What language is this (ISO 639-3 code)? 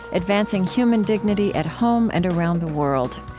eng